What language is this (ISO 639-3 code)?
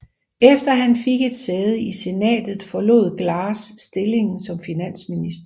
dan